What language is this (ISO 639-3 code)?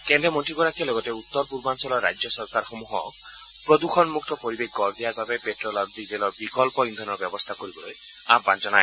asm